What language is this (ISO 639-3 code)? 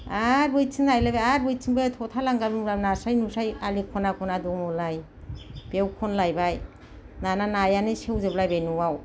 brx